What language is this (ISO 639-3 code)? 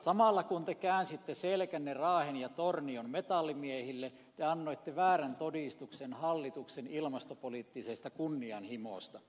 fin